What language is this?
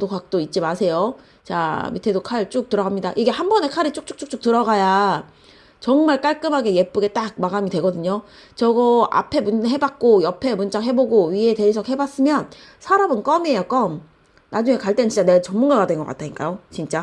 Korean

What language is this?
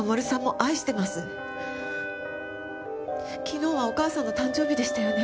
Japanese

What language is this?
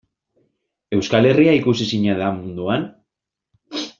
Basque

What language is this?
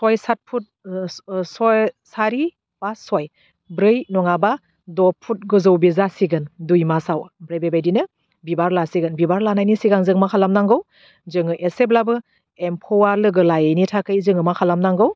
Bodo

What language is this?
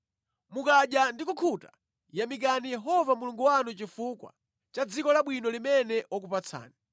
Nyanja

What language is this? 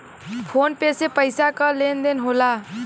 Bhojpuri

